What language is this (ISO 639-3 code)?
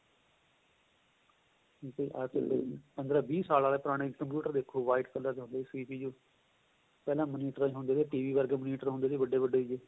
pan